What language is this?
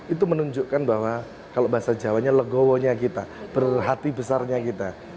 Indonesian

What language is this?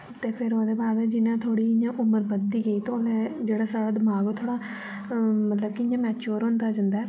Dogri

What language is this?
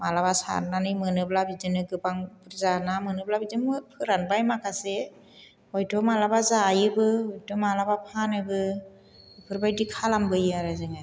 Bodo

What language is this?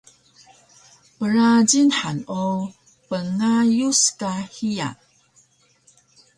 Taroko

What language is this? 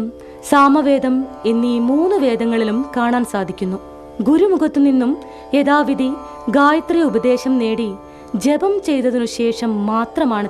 Malayalam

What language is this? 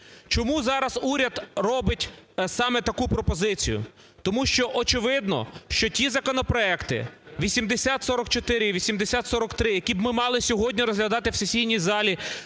Ukrainian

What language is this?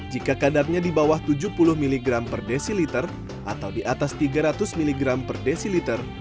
Indonesian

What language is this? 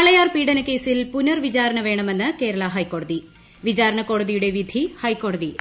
Malayalam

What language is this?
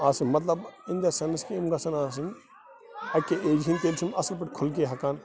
Kashmiri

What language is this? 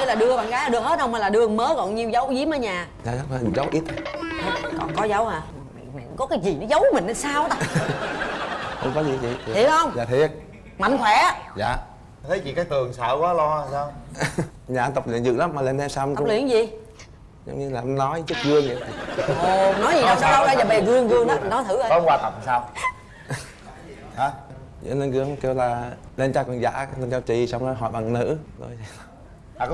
Vietnamese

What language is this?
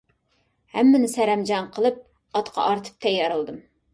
Uyghur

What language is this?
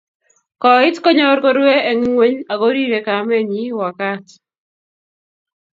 Kalenjin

